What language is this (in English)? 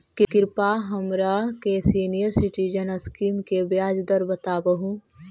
Magahi